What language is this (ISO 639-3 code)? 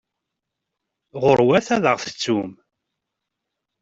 kab